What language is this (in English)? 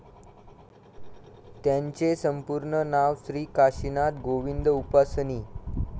Marathi